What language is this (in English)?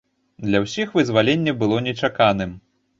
Belarusian